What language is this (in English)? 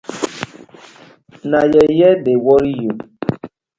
Nigerian Pidgin